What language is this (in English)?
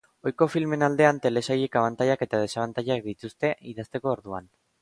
Basque